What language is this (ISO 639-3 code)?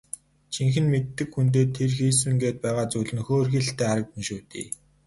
mon